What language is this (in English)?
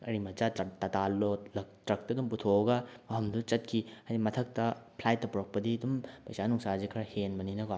Manipuri